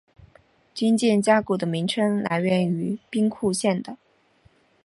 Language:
Chinese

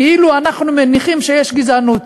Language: Hebrew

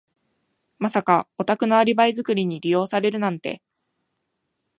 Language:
Japanese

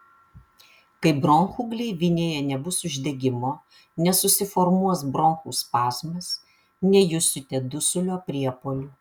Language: Lithuanian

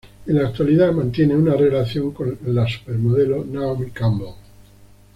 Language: Spanish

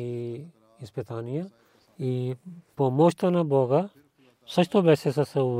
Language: Bulgarian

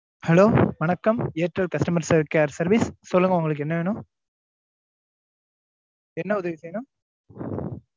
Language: Tamil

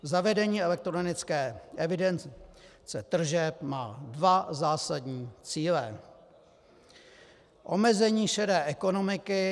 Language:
Czech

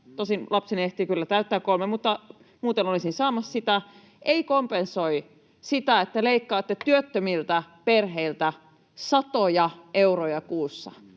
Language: Finnish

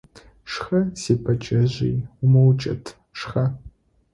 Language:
Adyghe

